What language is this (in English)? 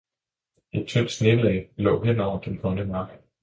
Danish